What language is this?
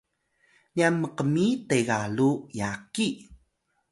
Atayal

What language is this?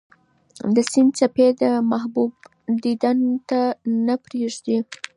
Pashto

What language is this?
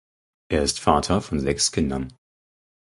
German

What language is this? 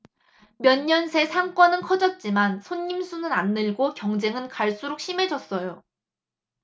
Korean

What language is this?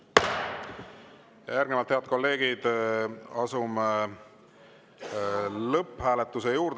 Estonian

